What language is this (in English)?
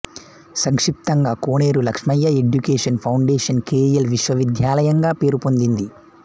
Telugu